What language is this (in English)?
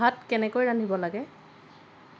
Assamese